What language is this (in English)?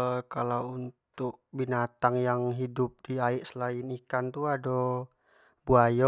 Jambi Malay